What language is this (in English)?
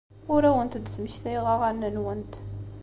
Kabyle